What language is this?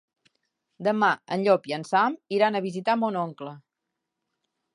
Catalan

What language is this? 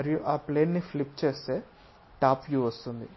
Telugu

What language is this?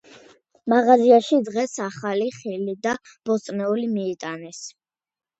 Georgian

